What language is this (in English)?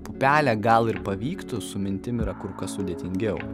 Lithuanian